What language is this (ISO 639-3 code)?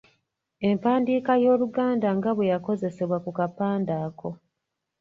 lug